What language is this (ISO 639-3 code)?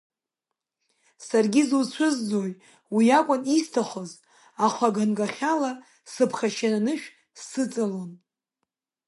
abk